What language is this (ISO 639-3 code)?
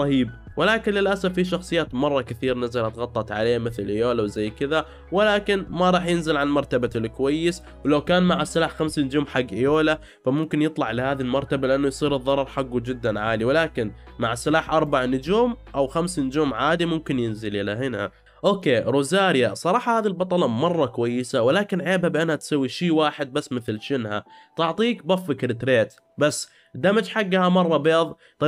ara